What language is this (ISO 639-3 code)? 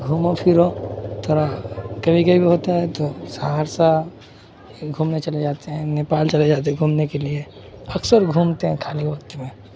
urd